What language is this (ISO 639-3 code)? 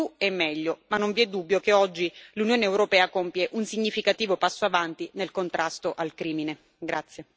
ita